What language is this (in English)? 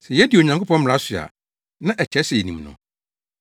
Akan